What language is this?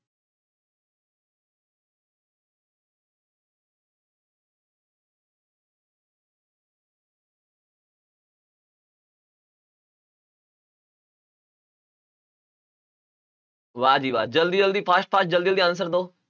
Punjabi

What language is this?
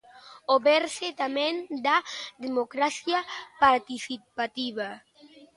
Galician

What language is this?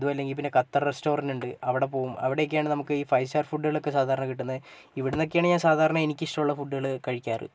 Malayalam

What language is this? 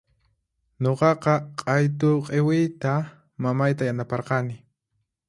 Puno Quechua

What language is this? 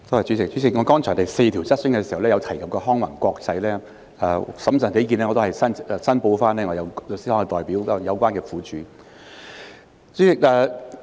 Cantonese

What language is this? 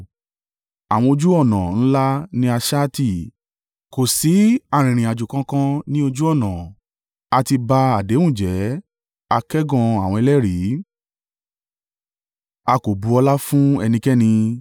Yoruba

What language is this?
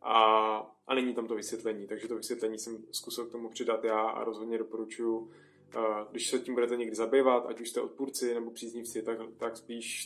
Czech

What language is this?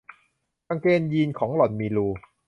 Thai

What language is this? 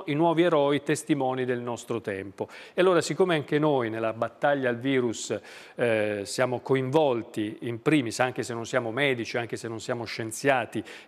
Italian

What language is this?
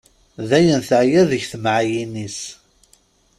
Kabyle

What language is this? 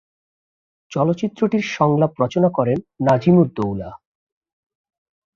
Bangla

